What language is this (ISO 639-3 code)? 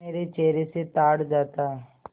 hin